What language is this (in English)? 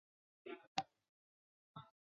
Chinese